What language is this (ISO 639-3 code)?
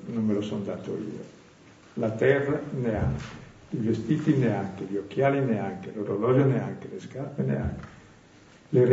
ita